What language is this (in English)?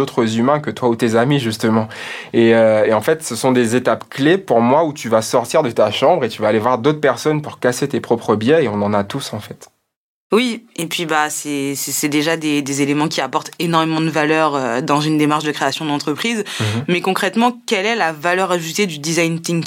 French